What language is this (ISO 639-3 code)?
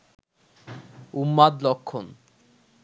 ben